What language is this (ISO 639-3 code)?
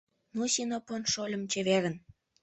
chm